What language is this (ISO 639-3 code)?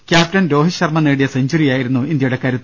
mal